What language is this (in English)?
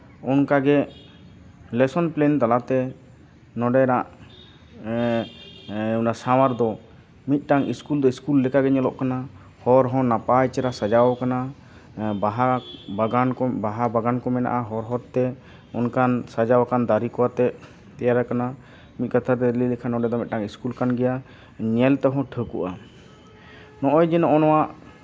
Santali